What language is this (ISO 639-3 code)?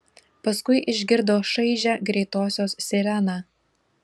lit